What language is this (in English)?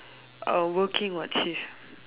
English